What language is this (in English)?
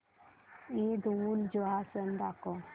Marathi